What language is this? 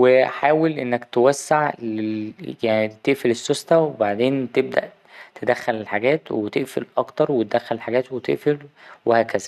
Egyptian Arabic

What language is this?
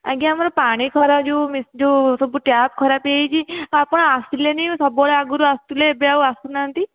Odia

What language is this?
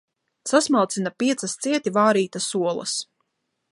Latvian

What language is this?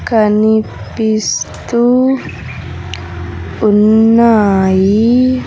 Telugu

